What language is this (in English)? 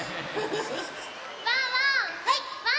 Japanese